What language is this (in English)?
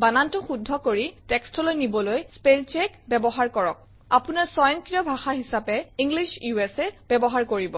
Assamese